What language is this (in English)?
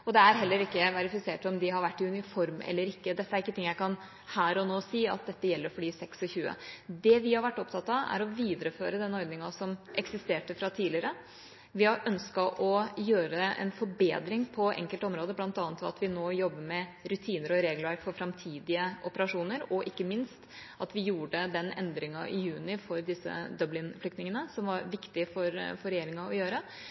Norwegian Bokmål